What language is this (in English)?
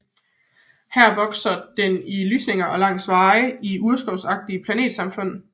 Danish